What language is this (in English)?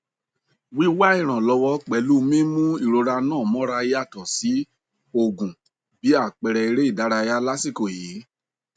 Yoruba